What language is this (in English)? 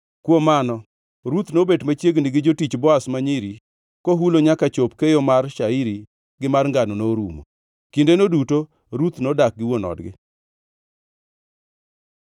Luo (Kenya and Tanzania)